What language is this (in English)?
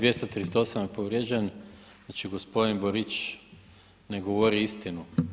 Croatian